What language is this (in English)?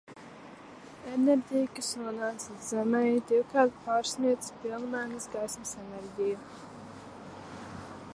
Latvian